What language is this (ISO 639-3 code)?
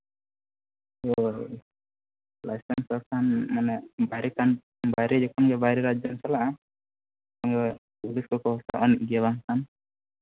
sat